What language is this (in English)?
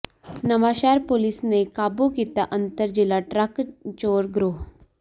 Punjabi